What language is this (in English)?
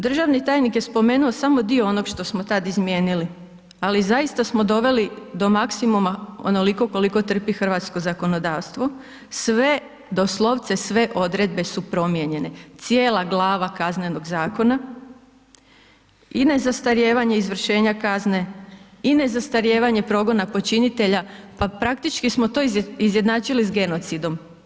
Croatian